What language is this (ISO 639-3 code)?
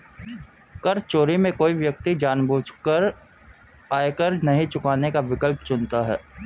hin